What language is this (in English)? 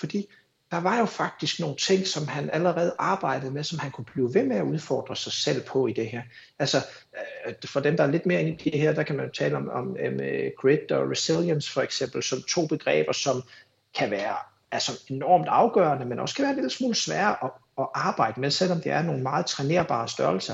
Danish